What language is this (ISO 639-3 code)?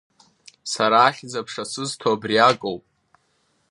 abk